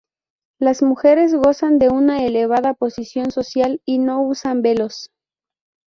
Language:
Spanish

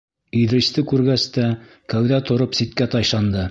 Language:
Bashkir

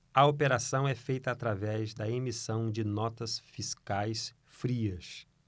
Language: Portuguese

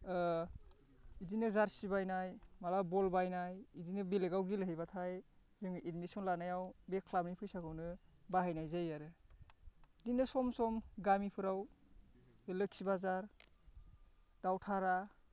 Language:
Bodo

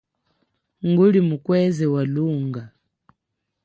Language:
Chokwe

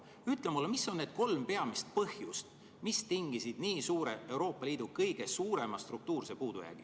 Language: Estonian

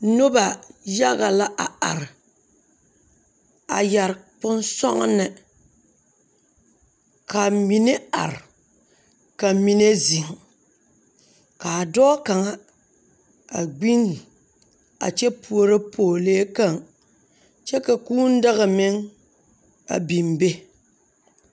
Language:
Southern Dagaare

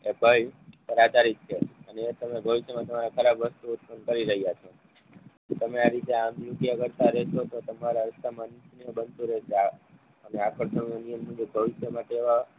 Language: Gujarati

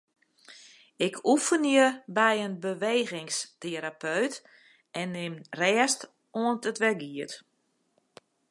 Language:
Western Frisian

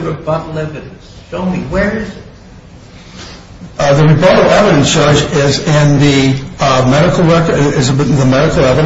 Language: English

